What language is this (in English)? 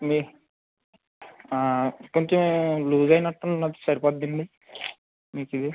Telugu